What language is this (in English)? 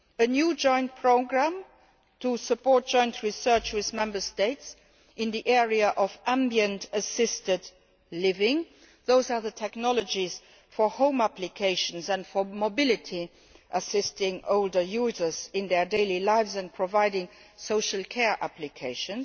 English